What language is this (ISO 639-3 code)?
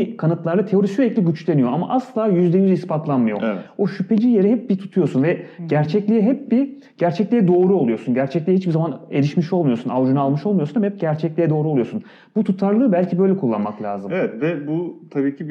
tur